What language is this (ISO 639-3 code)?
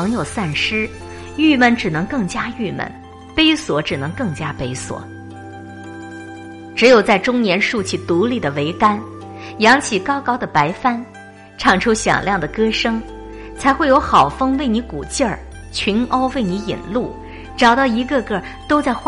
zho